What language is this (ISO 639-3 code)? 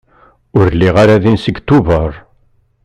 kab